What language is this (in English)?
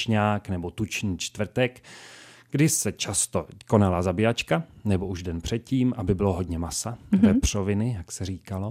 Czech